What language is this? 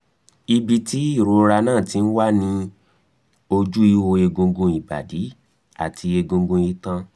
Yoruba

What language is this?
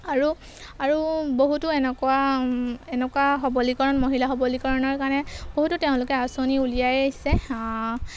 Assamese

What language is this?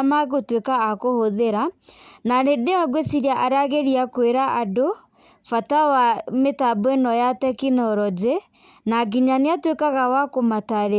Kikuyu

